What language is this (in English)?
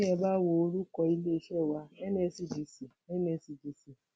Yoruba